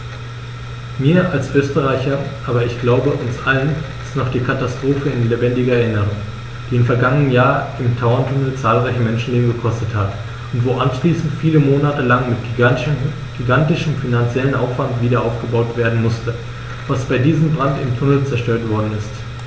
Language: German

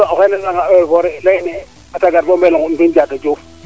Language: Serer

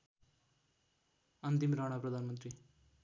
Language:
Nepali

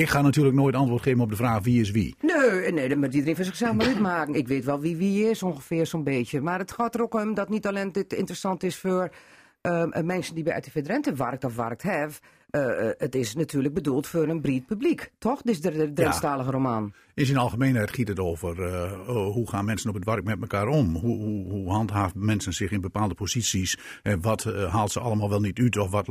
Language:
Dutch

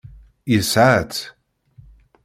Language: Kabyle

